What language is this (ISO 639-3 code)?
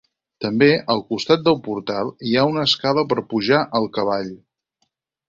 cat